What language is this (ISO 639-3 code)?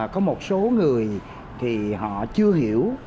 vie